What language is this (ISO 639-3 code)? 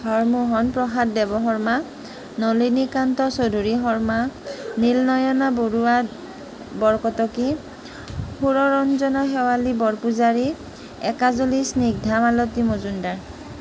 asm